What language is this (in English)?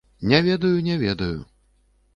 Belarusian